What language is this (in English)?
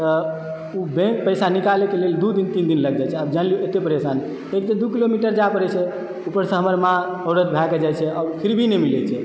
Maithili